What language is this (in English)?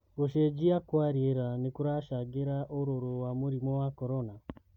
Kikuyu